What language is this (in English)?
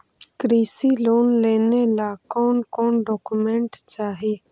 Magahi